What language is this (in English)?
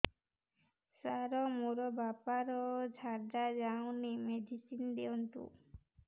Odia